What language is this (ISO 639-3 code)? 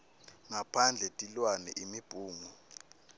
ssw